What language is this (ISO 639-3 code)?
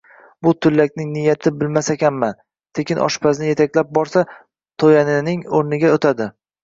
uzb